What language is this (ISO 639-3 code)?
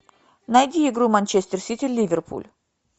rus